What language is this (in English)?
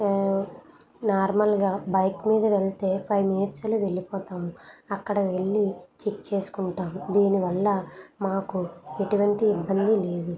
Telugu